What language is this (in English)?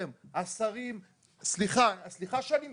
Hebrew